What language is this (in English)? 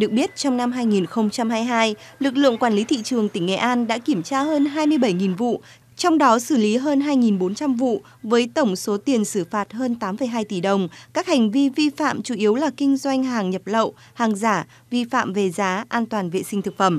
Vietnamese